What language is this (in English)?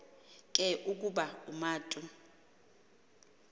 Xhosa